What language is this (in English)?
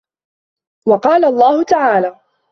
Arabic